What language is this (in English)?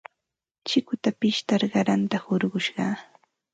Ambo-Pasco Quechua